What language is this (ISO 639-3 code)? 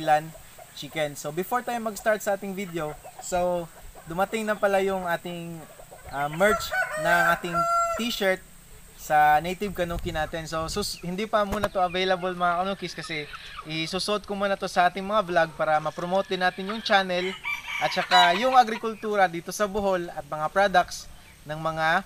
fil